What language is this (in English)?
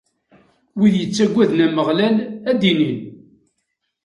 Kabyle